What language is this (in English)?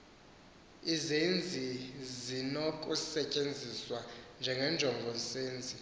Xhosa